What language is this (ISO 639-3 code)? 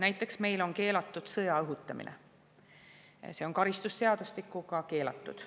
est